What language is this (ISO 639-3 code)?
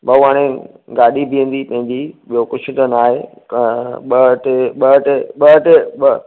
snd